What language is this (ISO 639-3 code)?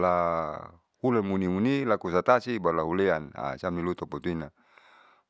sau